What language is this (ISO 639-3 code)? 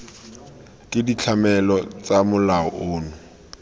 tsn